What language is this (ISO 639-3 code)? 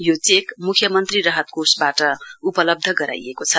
nep